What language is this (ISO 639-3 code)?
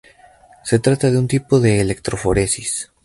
spa